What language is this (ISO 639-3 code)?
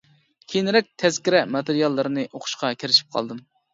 uig